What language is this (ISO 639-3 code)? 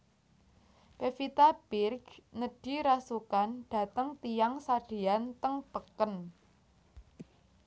jav